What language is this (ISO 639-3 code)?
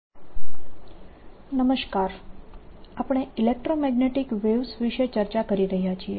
guj